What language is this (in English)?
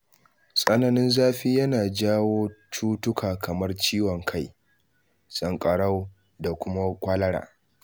Hausa